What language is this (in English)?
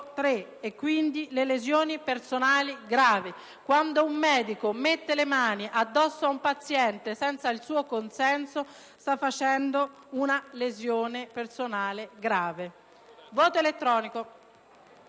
Italian